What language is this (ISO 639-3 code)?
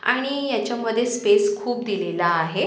mar